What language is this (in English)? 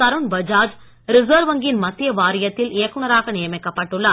Tamil